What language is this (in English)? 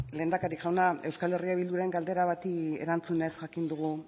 Basque